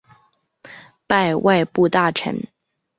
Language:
Chinese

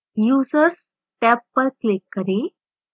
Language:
Hindi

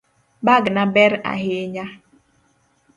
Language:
Luo (Kenya and Tanzania)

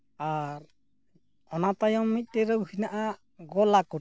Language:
Santali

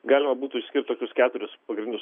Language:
Lithuanian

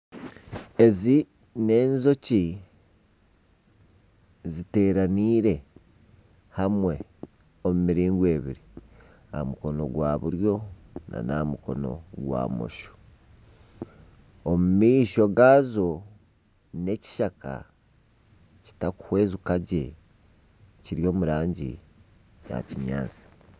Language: Nyankole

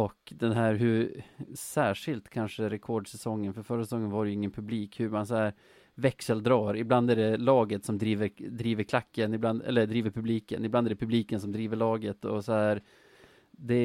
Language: Swedish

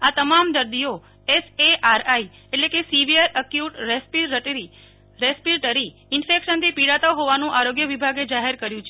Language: Gujarati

